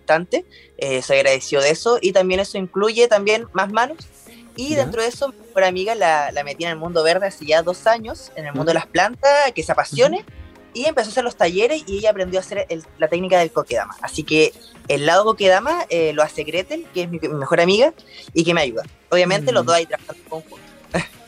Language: Spanish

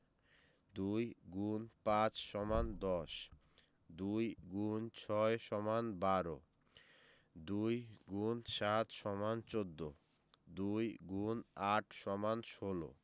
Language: Bangla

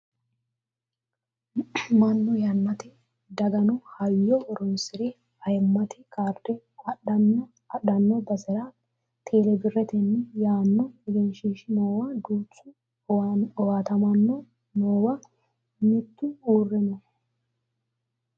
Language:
Sidamo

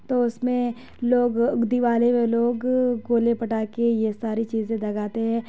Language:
Urdu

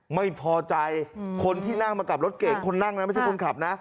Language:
Thai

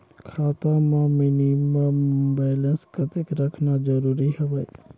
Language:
Chhattisgarhi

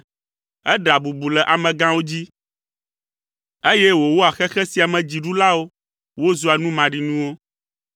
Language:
Ewe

